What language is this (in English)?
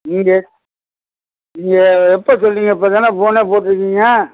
Tamil